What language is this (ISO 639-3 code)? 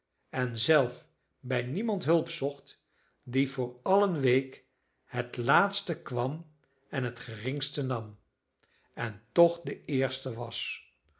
nld